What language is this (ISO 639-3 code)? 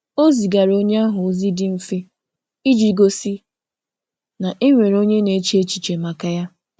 ibo